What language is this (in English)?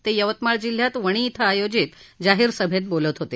Marathi